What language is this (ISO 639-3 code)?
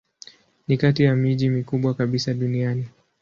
swa